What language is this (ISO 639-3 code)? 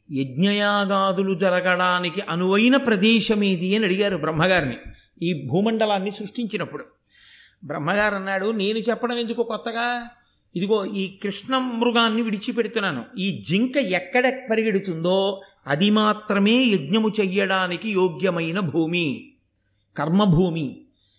tel